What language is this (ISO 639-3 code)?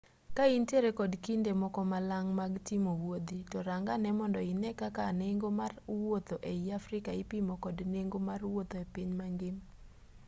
luo